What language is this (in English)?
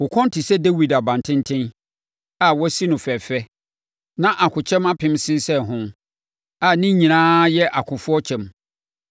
Akan